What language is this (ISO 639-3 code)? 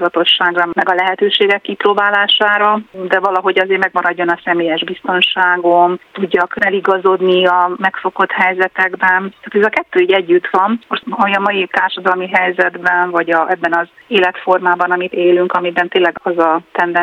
hun